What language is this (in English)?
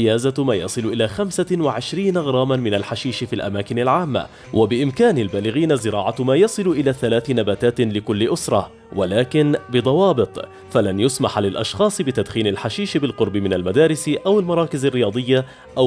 Arabic